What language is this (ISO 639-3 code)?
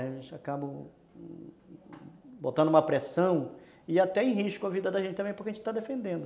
por